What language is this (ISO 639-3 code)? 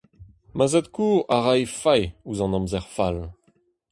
bre